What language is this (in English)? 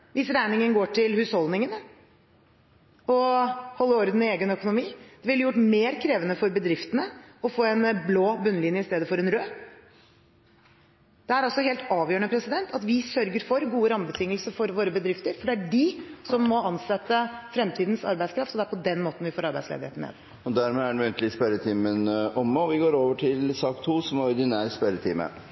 Norwegian Bokmål